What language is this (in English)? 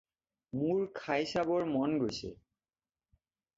Assamese